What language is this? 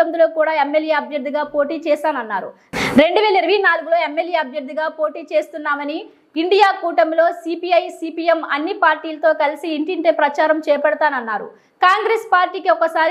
Hindi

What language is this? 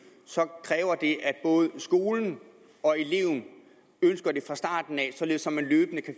Danish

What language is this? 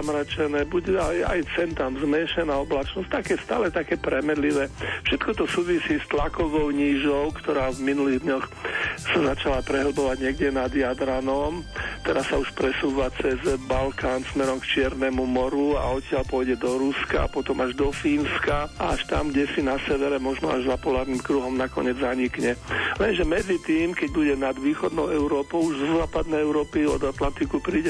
Slovak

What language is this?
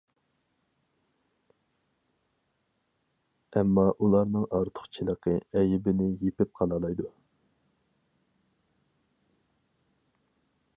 Uyghur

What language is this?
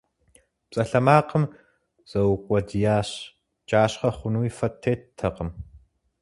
Kabardian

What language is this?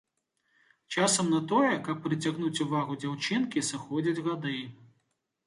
Belarusian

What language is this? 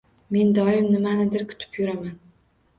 Uzbek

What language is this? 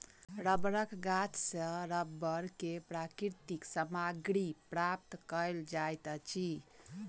Maithili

